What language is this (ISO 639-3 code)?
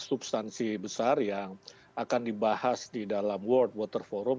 ind